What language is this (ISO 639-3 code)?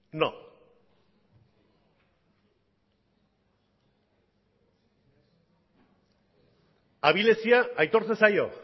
eus